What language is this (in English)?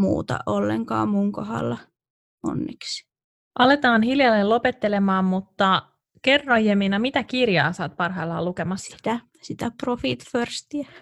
Finnish